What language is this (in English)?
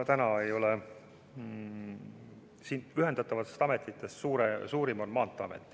Estonian